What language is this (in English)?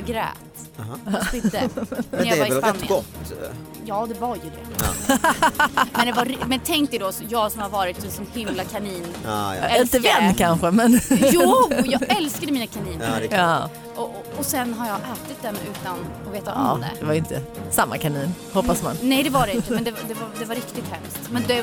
Swedish